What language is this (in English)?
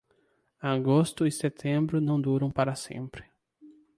Portuguese